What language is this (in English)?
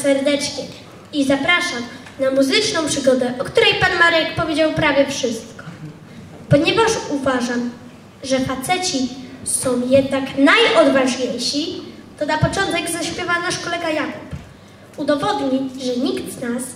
Polish